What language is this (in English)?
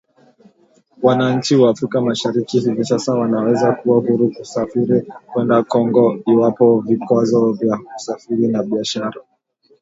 Swahili